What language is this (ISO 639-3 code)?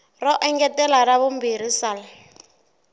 tso